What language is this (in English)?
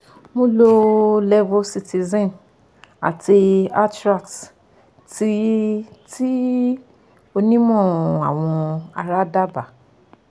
Yoruba